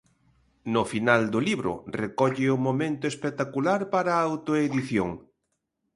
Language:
Galician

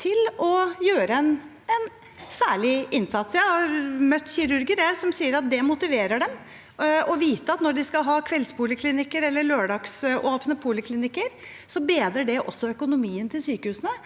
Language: Norwegian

